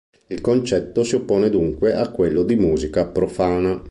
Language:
Italian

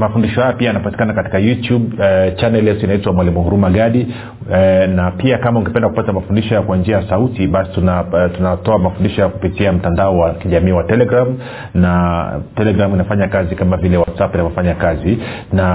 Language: Swahili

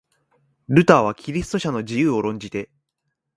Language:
Japanese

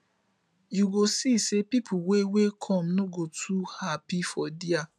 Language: Nigerian Pidgin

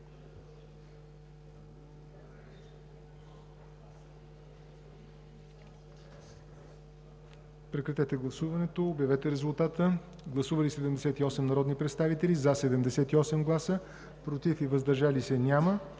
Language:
Bulgarian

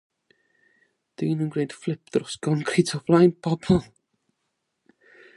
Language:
Welsh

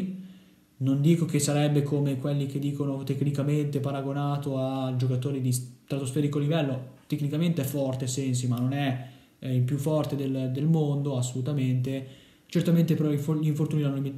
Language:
Italian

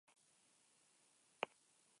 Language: Basque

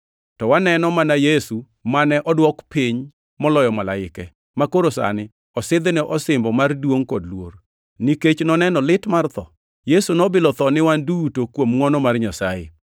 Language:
Luo (Kenya and Tanzania)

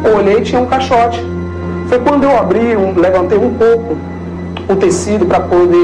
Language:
Portuguese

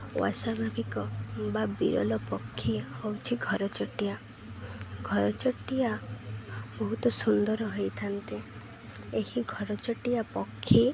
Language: Odia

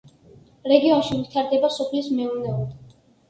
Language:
Georgian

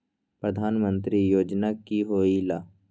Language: Magahi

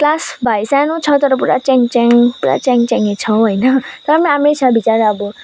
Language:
Nepali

